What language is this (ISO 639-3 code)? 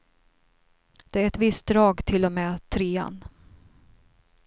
swe